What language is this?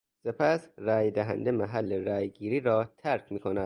Persian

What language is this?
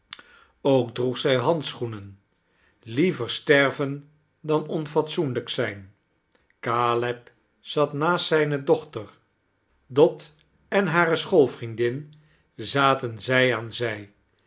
Dutch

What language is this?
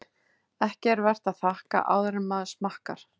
Icelandic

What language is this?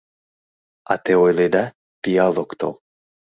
Mari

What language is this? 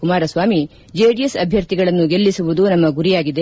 Kannada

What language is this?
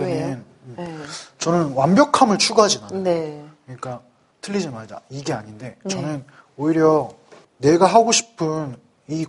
Korean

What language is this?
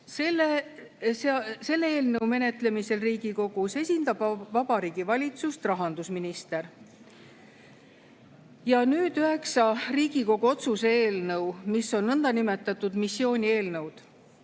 Estonian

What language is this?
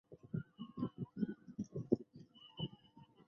Chinese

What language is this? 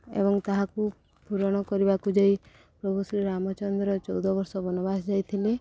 Odia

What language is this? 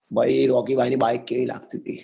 Gujarati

